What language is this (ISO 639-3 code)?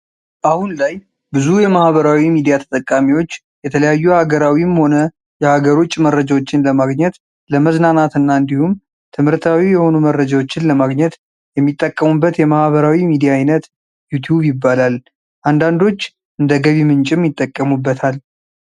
amh